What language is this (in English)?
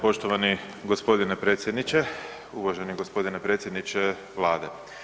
Croatian